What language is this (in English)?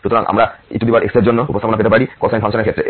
Bangla